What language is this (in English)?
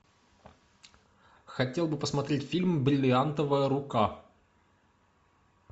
Russian